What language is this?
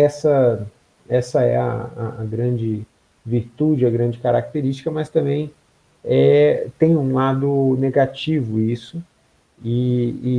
Portuguese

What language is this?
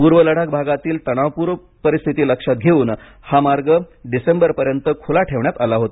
Marathi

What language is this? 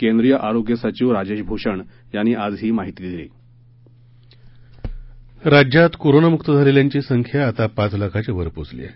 Marathi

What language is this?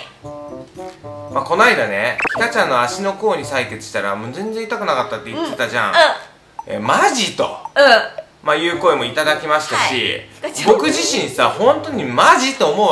Japanese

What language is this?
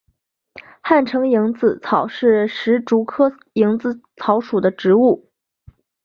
Chinese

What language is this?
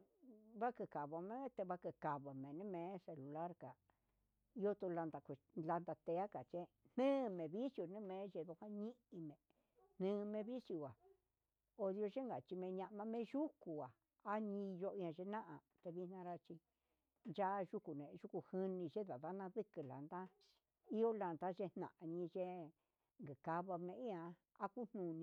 Huitepec Mixtec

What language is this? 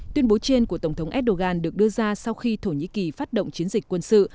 Vietnamese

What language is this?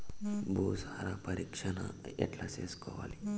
Telugu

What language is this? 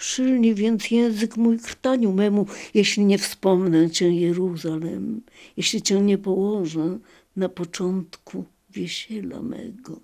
Polish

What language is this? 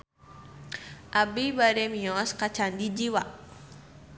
Sundanese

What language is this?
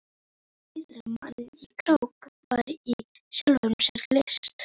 Icelandic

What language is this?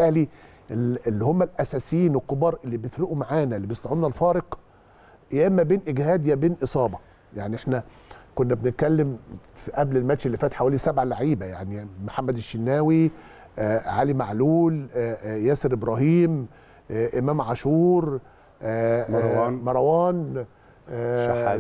Arabic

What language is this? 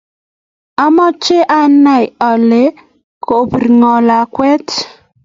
Kalenjin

